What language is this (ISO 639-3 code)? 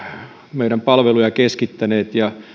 fin